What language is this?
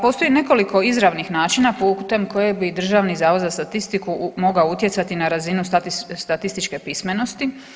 Croatian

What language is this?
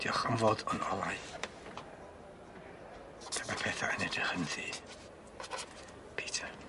Welsh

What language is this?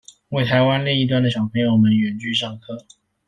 Chinese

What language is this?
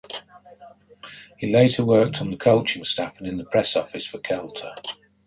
English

